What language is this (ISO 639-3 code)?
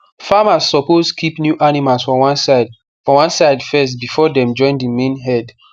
pcm